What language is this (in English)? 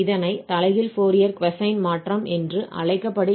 Tamil